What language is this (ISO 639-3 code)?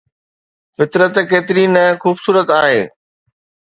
snd